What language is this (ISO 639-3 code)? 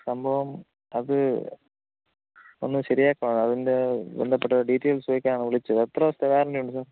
mal